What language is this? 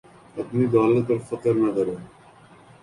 Urdu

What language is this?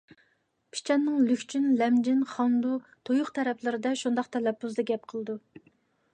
Uyghur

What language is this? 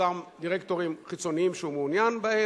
Hebrew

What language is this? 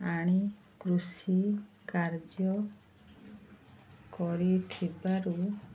Odia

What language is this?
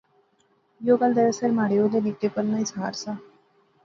Pahari-Potwari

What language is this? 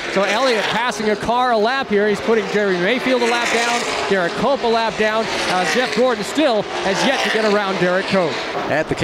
English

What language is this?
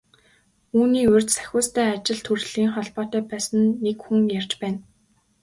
Mongolian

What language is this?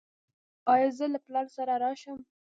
Pashto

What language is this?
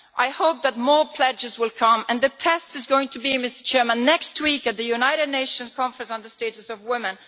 English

